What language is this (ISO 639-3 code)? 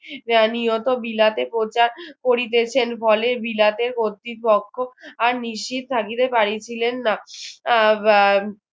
ben